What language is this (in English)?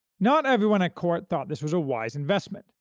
English